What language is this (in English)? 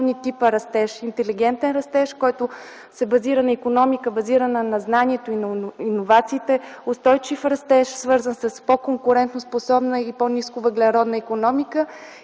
Bulgarian